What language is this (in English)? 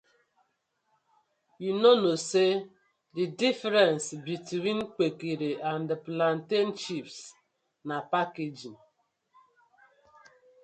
Nigerian Pidgin